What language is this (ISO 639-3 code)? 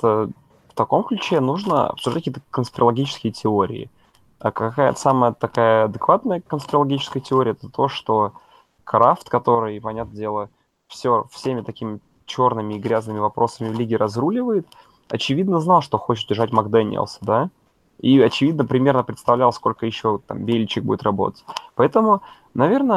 rus